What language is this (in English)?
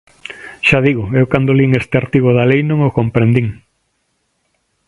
Galician